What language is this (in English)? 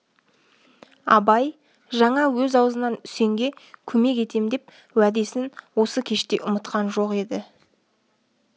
Kazakh